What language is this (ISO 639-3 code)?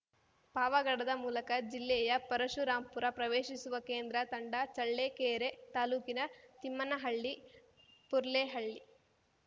kan